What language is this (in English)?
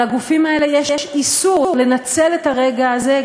Hebrew